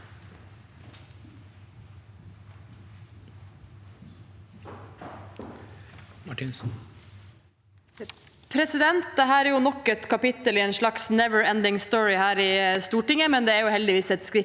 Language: Norwegian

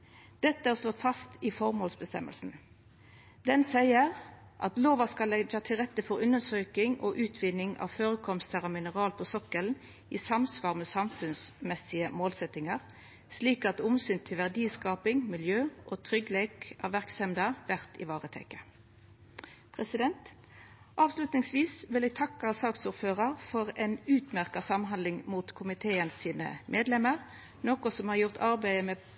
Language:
Norwegian Nynorsk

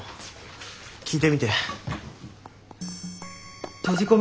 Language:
Japanese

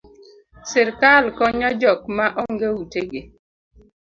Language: Luo (Kenya and Tanzania)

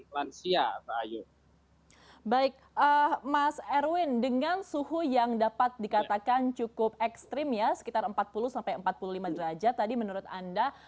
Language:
Indonesian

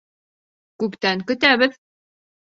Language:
Bashkir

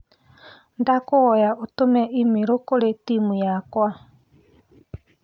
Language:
Kikuyu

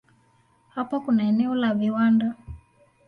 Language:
Swahili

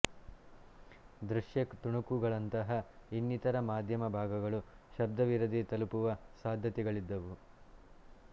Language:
Kannada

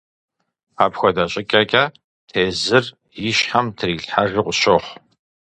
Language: Kabardian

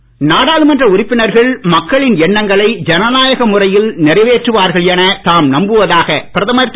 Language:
Tamil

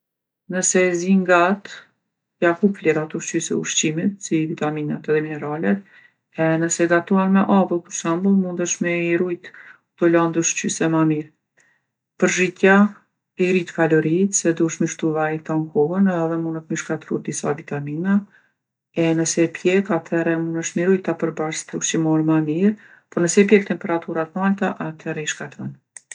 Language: Gheg Albanian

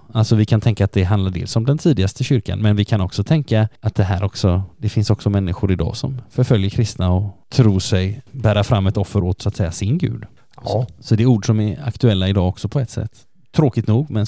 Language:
Swedish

